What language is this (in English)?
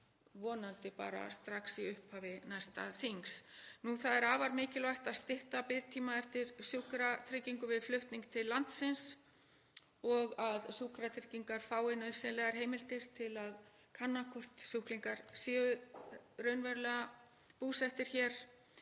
Icelandic